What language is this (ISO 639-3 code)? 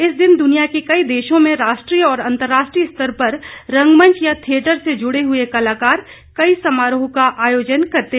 hin